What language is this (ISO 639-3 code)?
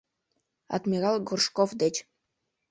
chm